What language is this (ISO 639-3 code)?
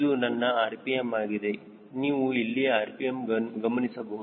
kan